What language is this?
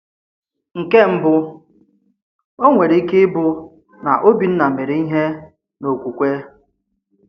Igbo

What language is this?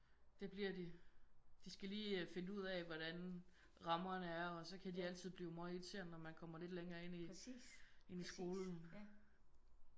Danish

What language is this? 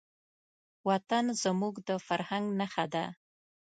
Pashto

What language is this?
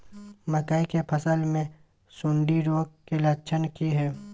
Maithili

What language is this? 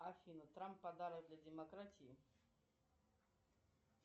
Russian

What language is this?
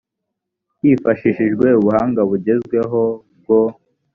Kinyarwanda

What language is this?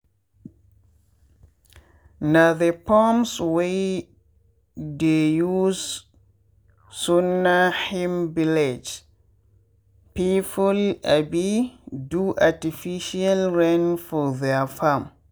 Nigerian Pidgin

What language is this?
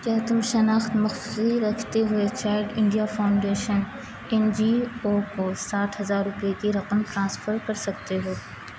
Urdu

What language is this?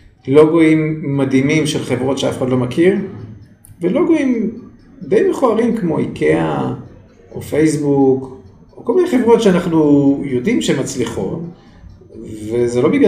Hebrew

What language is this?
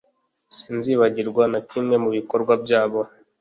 Kinyarwanda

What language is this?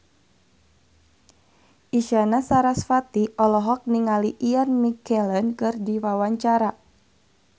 Sundanese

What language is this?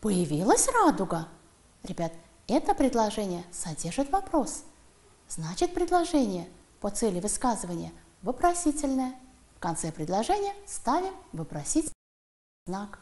Russian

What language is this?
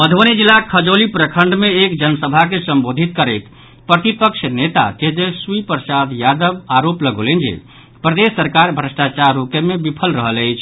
Maithili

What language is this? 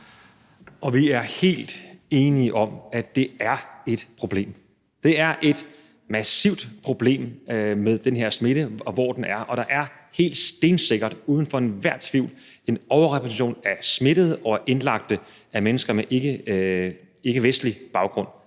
Danish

